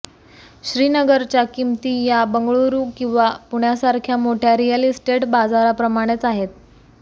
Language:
Marathi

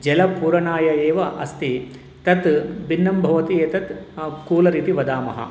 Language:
Sanskrit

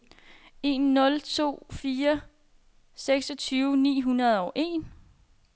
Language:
Danish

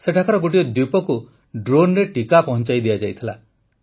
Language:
Odia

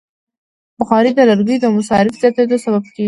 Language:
Pashto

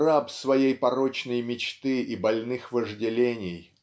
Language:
Russian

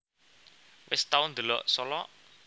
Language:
Javanese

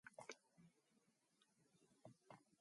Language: Mongolian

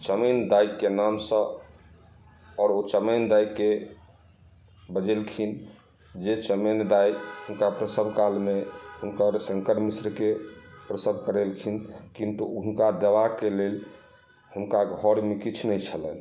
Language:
Maithili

